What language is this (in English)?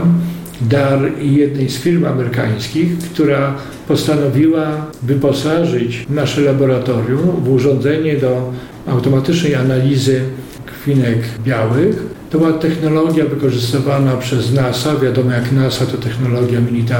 Polish